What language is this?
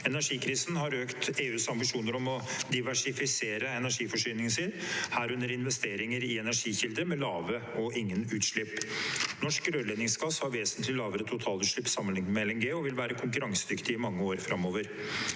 Norwegian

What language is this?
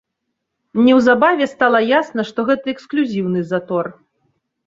Belarusian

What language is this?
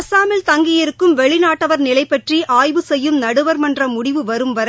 Tamil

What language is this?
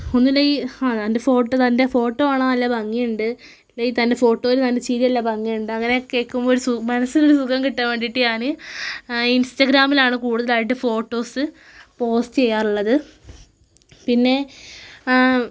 Malayalam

